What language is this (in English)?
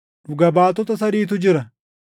Oromo